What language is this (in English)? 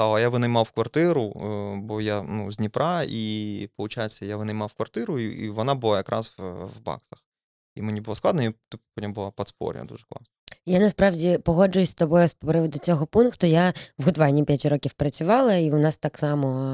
Ukrainian